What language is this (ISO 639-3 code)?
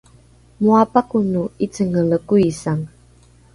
dru